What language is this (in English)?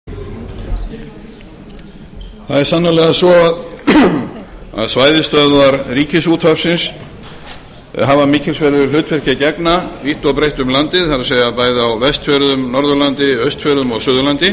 Icelandic